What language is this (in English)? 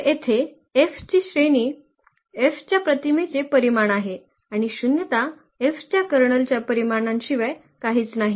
Marathi